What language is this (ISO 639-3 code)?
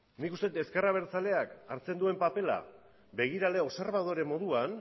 eus